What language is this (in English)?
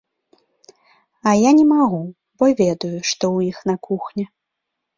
Belarusian